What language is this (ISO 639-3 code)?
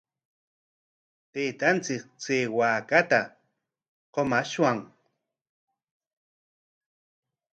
qwa